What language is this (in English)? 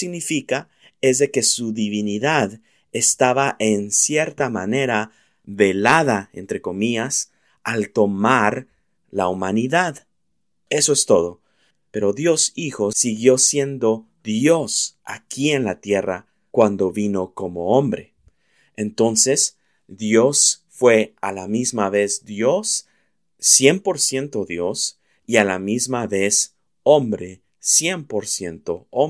Spanish